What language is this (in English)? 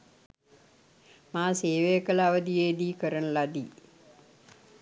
Sinhala